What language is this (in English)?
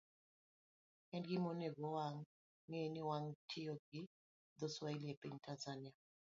Luo (Kenya and Tanzania)